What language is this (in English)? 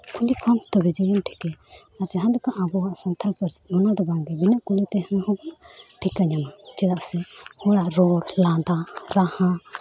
Santali